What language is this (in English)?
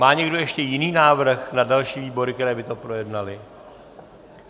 Czech